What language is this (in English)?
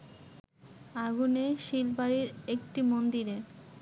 Bangla